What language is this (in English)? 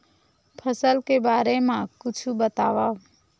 Chhattisgarhi